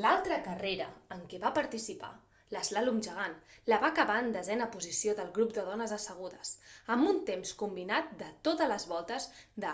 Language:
Catalan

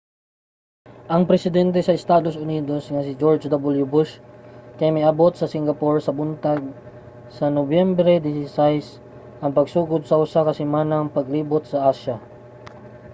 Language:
Cebuano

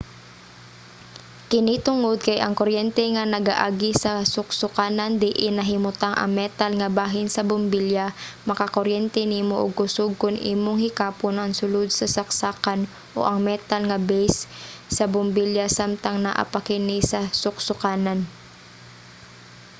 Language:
Cebuano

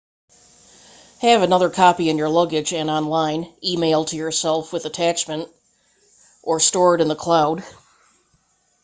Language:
English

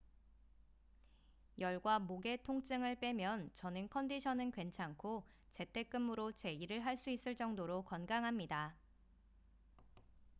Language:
Korean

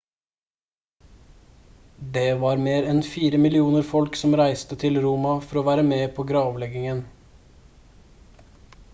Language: Norwegian Bokmål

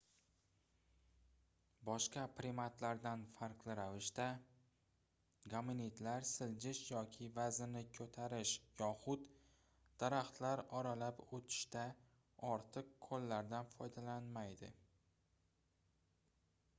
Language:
Uzbek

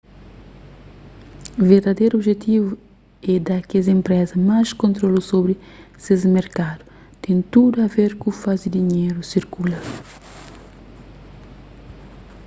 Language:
Kabuverdianu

